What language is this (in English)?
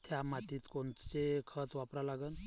Marathi